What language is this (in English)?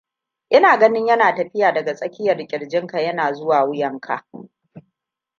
Hausa